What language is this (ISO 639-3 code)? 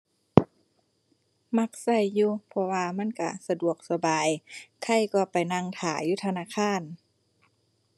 tha